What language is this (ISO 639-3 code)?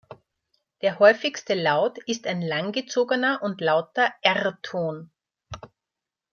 deu